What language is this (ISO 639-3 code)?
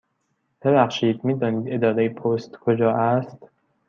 fas